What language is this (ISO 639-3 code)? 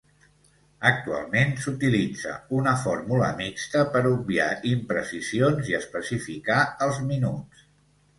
cat